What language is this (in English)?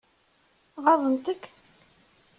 Kabyle